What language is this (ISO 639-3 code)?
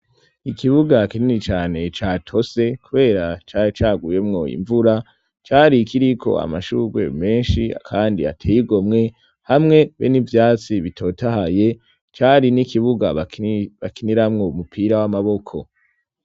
run